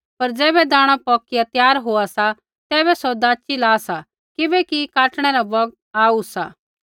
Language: Kullu Pahari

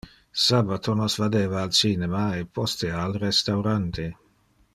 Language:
Interlingua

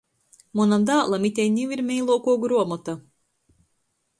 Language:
Latgalian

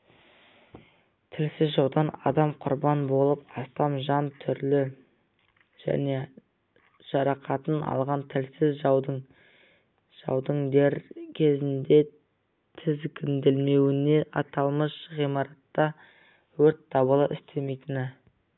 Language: Kazakh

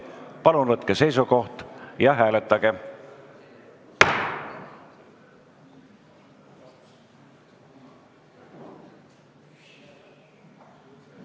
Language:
Estonian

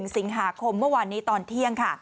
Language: Thai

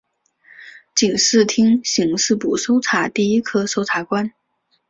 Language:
Chinese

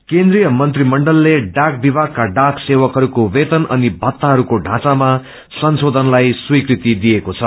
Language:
Nepali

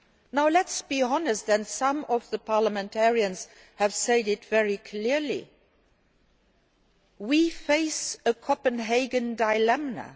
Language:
English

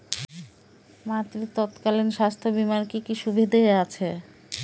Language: Bangla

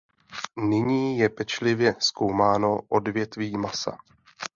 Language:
Czech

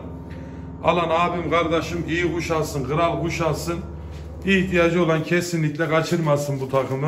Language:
Turkish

